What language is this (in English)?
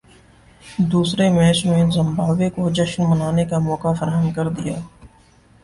Urdu